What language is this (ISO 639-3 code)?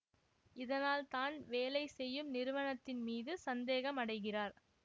tam